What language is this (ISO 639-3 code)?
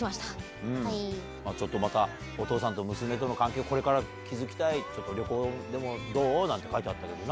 jpn